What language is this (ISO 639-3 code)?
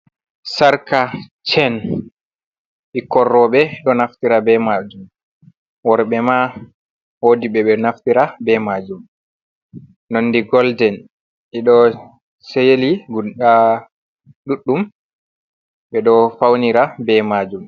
ful